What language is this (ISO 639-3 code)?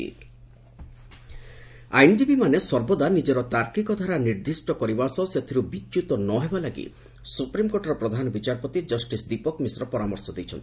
ori